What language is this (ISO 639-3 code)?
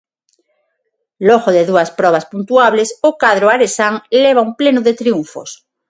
glg